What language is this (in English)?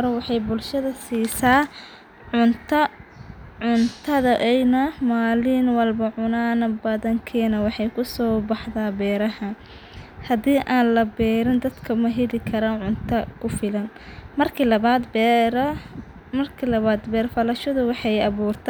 Somali